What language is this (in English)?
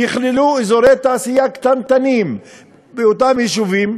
Hebrew